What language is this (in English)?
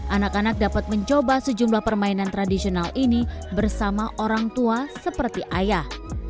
Indonesian